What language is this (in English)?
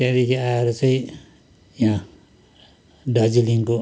Nepali